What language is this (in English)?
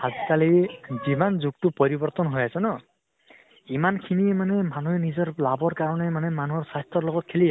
Assamese